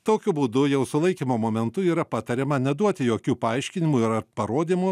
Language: Lithuanian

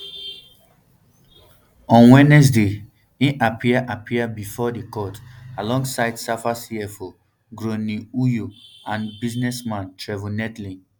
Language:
Nigerian Pidgin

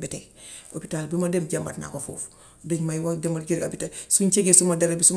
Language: Gambian Wolof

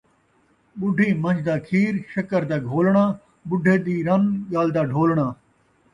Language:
Saraiki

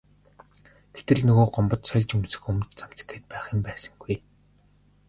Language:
Mongolian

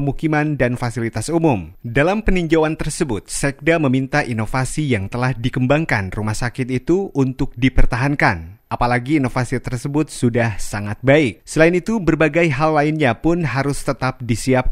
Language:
Indonesian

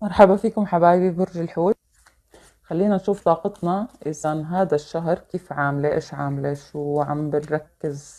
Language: Arabic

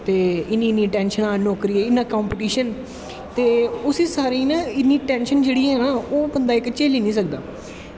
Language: Dogri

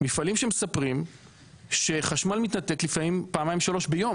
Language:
Hebrew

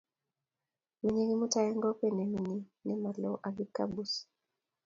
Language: Kalenjin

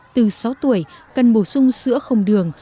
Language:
Vietnamese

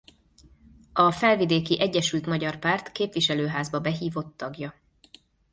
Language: Hungarian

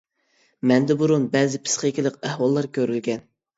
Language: Uyghur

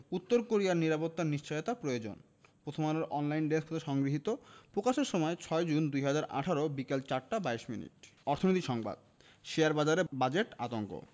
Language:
Bangla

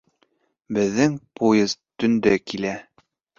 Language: Bashkir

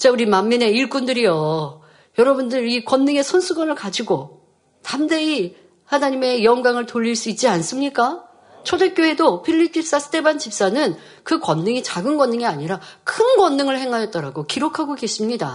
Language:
Korean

